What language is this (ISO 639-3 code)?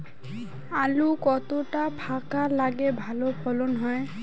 ben